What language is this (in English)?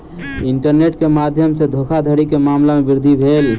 Maithili